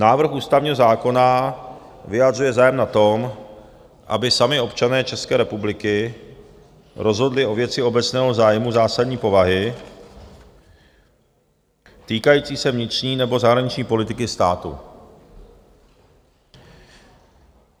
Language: Czech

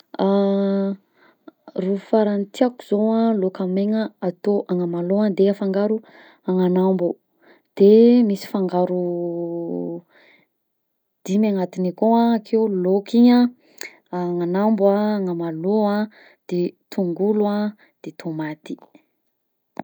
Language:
Southern Betsimisaraka Malagasy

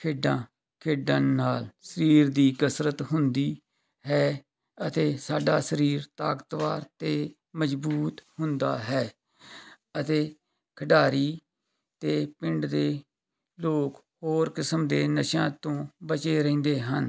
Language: Punjabi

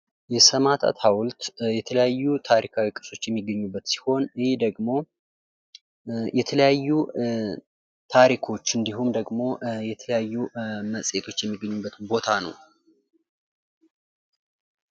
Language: Amharic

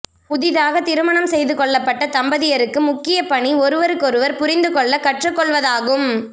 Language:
Tamil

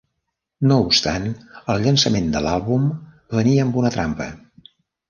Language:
Catalan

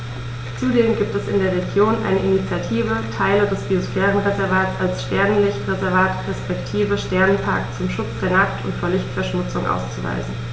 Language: German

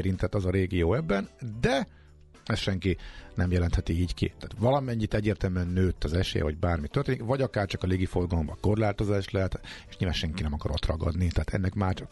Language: Hungarian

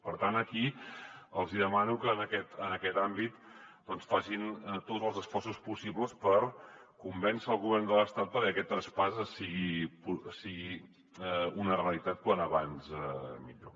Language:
Catalan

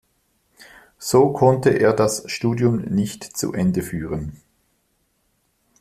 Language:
German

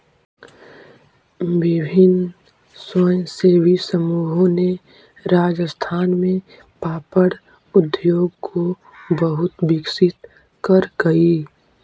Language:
Magahi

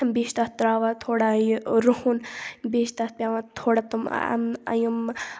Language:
Kashmiri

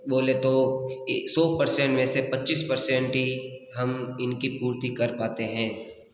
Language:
Hindi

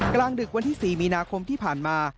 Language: Thai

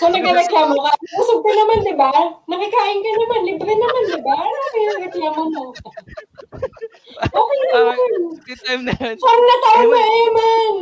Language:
Filipino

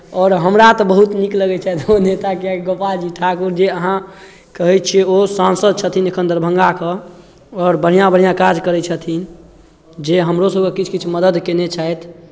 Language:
Maithili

